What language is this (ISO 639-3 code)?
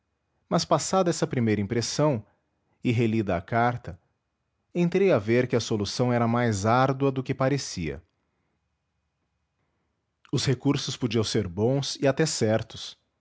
por